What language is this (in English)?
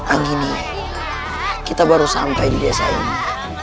Indonesian